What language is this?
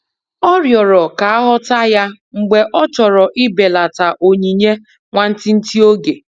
Igbo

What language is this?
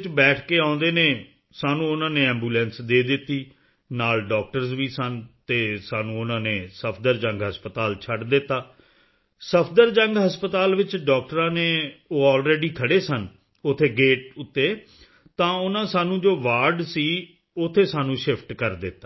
Punjabi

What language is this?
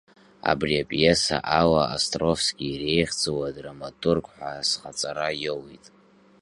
Abkhazian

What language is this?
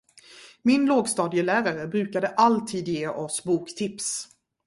Swedish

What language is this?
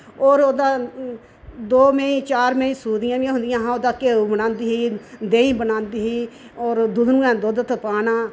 Dogri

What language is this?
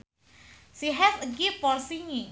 Sundanese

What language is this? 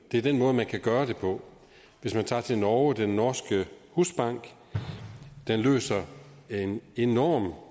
Danish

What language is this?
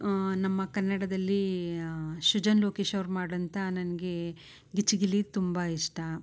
Kannada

